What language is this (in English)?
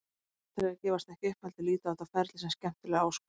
Icelandic